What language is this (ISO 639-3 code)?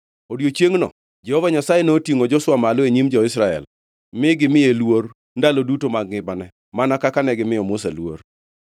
luo